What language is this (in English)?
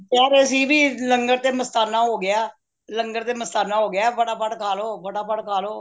Punjabi